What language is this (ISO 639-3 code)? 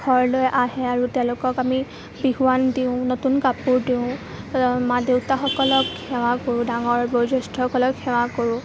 asm